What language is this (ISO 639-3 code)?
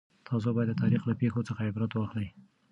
pus